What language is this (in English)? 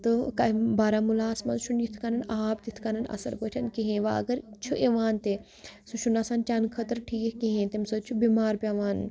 Kashmiri